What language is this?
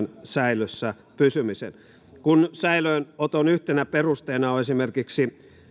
Finnish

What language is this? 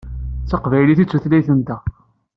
Kabyle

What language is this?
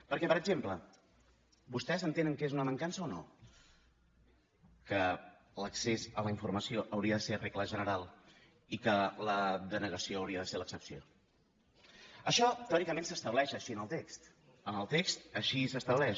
Catalan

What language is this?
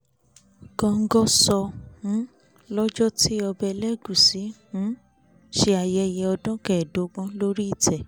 Yoruba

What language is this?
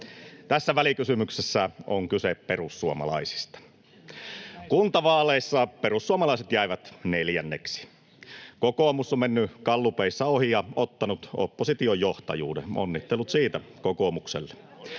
Finnish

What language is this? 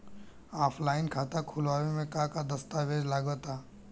Bhojpuri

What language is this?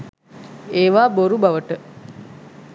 Sinhala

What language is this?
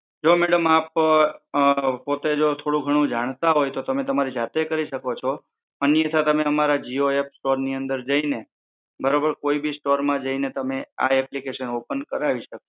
Gujarati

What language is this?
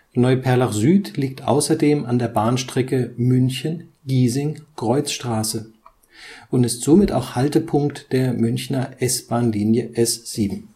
German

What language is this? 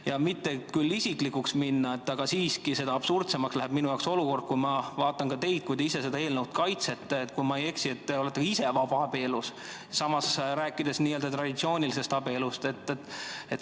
Estonian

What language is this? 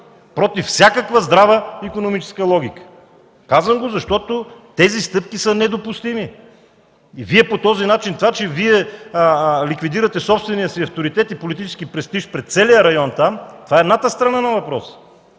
Bulgarian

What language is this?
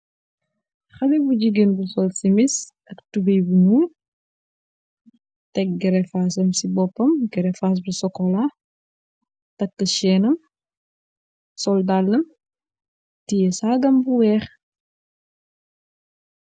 Wolof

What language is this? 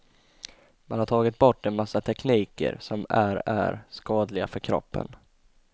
Swedish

